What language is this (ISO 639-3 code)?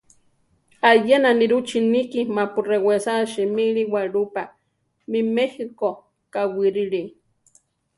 tar